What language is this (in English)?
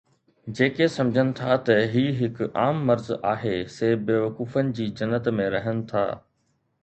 Sindhi